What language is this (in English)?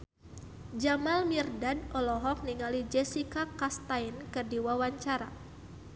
Sundanese